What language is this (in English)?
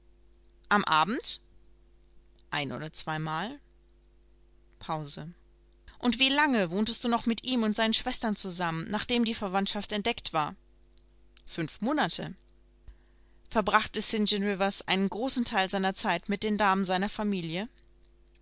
German